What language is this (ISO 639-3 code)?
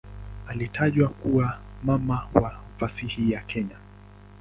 swa